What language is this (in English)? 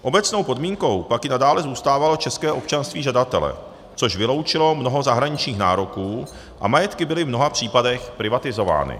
Czech